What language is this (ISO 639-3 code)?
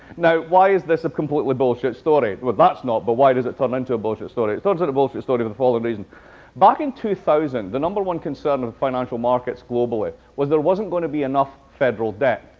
eng